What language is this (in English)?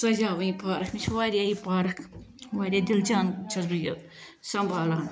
Kashmiri